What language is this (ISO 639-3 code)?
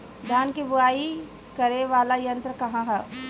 bho